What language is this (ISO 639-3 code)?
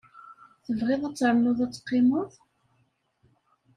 kab